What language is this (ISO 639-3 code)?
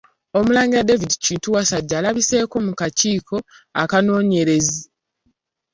lug